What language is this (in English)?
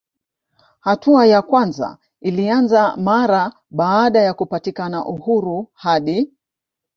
Swahili